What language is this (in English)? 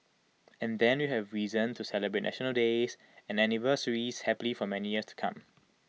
English